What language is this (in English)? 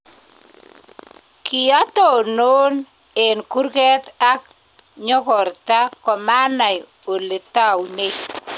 Kalenjin